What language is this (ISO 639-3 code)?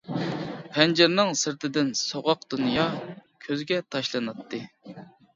uig